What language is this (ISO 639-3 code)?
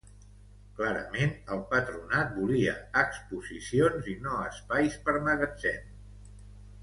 cat